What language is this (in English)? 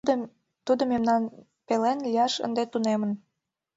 Mari